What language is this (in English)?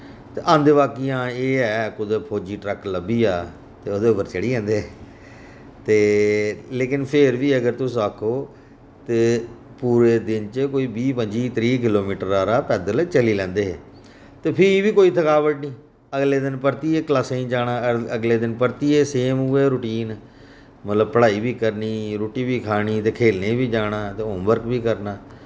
Dogri